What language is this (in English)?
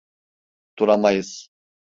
Turkish